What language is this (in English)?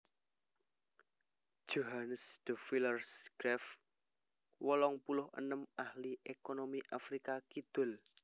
Javanese